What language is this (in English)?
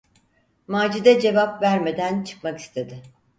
Turkish